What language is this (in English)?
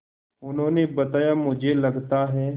Hindi